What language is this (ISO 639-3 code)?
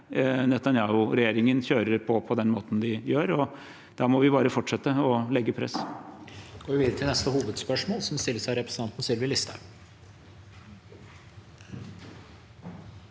nor